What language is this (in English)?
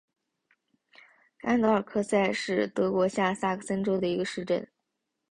Chinese